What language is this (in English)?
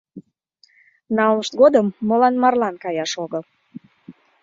Mari